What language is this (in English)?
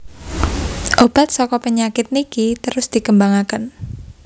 Javanese